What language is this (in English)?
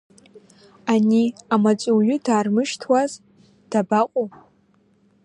Abkhazian